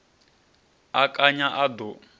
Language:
Venda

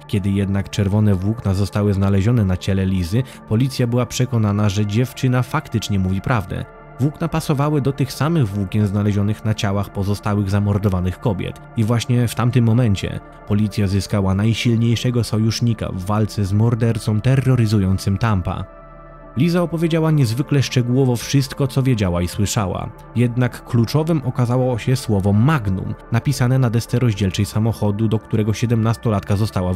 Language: Polish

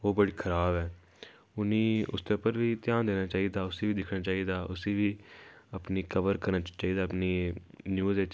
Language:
Dogri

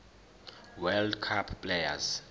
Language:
Zulu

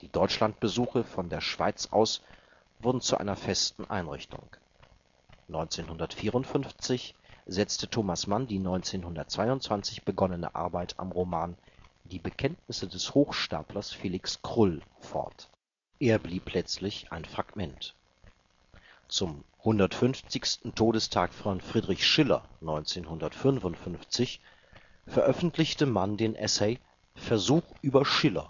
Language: German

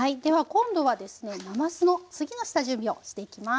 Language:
Japanese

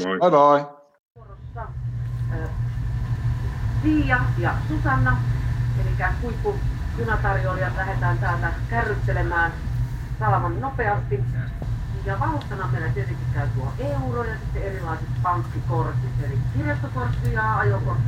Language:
Finnish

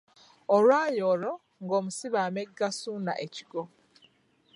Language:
Ganda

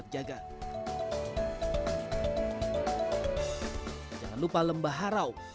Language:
Indonesian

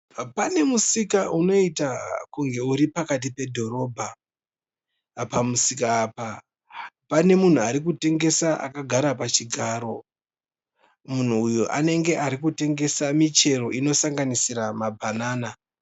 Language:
Shona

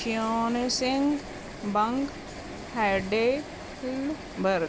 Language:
Punjabi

